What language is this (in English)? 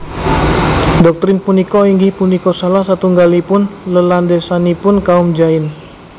Javanese